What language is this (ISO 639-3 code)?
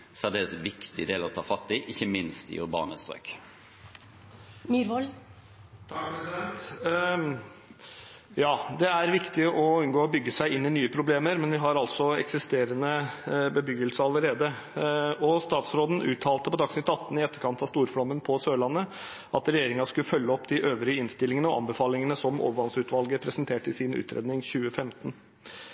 nob